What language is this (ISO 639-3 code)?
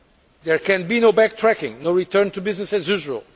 eng